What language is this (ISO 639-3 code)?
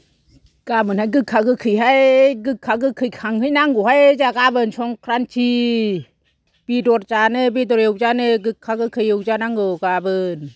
brx